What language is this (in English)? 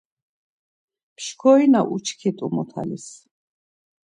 Laz